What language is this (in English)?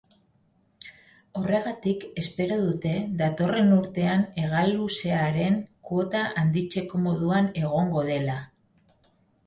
Basque